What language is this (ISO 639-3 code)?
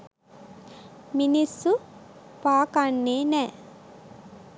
sin